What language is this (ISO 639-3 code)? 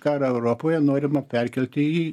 lit